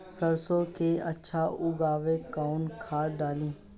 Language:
Bhojpuri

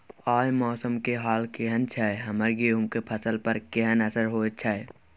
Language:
Maithili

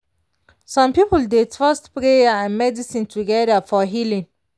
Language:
Nigerian Pidgin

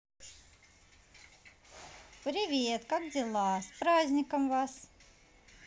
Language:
Russian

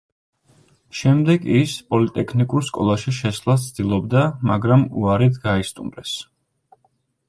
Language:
Georgian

